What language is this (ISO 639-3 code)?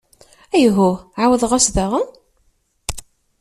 kab